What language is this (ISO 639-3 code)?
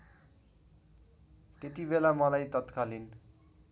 nep